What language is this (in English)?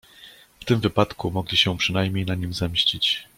Polish